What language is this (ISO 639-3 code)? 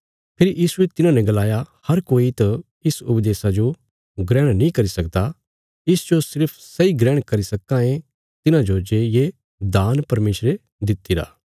kfs